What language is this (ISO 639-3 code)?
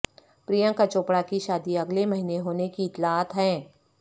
urd